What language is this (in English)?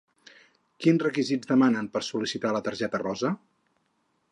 Catalan